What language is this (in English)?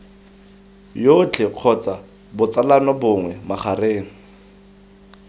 Tswana